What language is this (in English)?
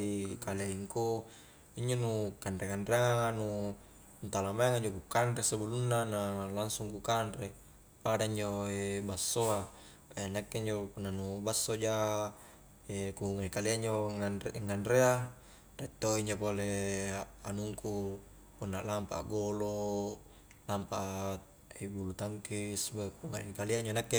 Highland Konjo